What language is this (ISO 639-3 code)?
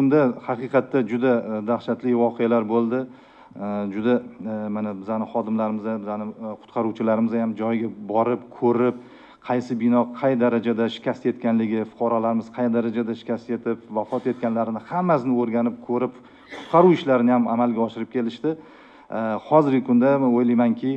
tur